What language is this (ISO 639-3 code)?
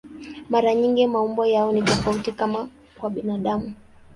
swa